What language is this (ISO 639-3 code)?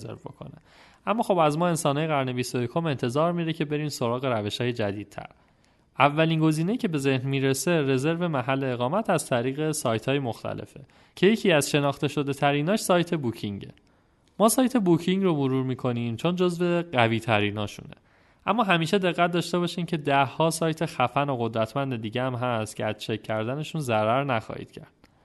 fas